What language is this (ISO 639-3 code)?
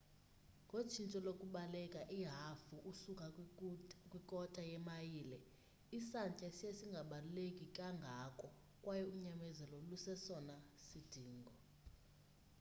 xho